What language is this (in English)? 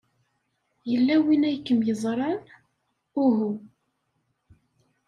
Kabyle